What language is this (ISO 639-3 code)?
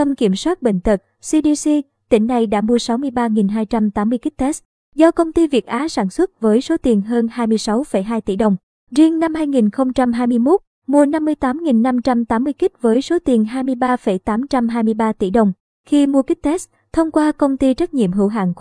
vie